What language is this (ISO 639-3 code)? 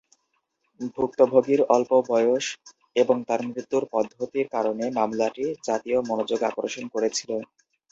ben